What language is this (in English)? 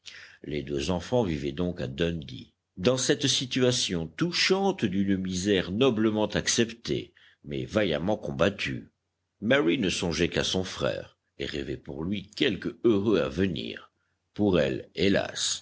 French